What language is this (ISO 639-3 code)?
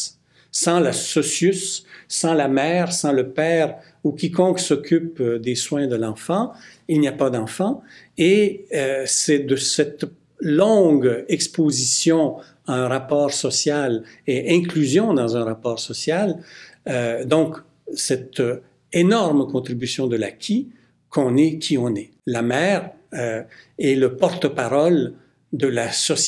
fra